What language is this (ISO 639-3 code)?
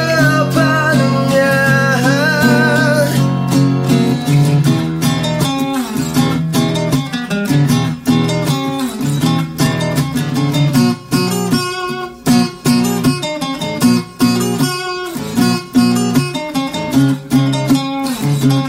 msa